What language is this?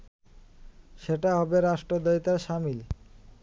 Bangla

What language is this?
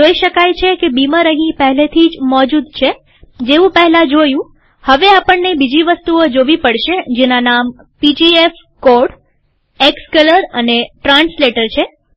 Gujarati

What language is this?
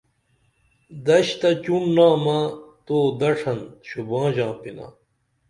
Dameli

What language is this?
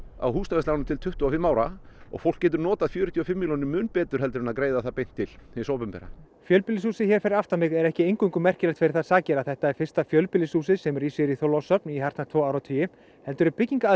Icelandic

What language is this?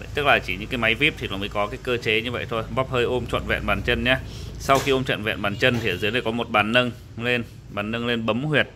Vietnamese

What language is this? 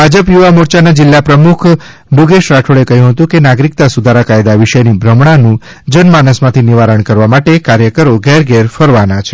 Gujarati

